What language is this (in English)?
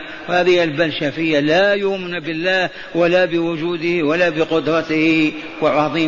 Arabic